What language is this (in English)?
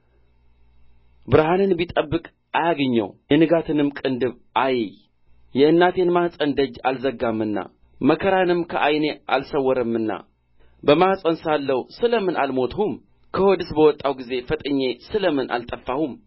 Amharic